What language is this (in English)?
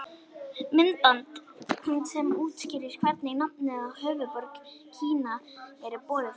Icelandic